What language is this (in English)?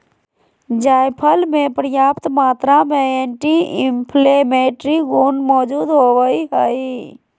Magahi